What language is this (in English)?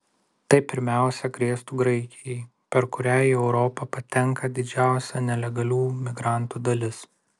Lithuanian